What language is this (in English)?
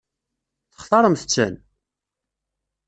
Kabyle